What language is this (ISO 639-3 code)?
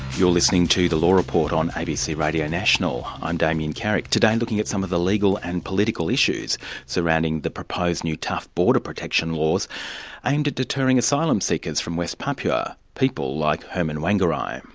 eng